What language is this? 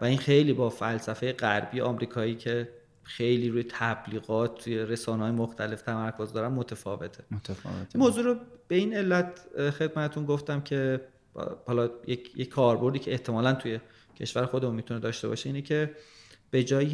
Persian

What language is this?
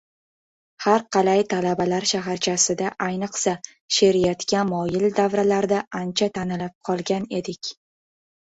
Uzbek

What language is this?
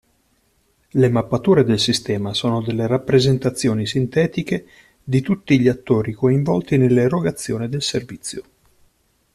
Italian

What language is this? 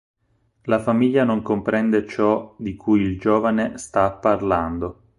Italian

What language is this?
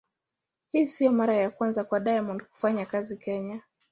Swahili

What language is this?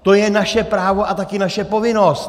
Czech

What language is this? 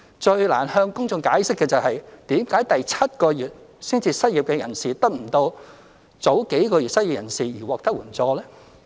Cantonese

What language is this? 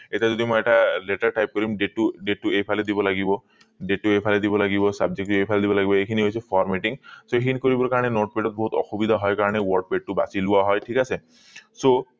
Assamese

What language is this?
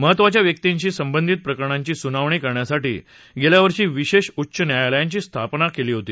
Marathi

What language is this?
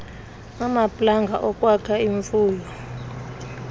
Xhosa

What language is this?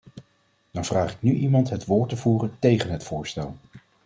Dutch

